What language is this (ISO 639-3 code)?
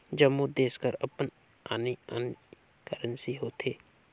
hne